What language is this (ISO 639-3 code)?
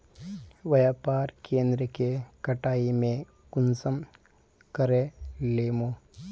mag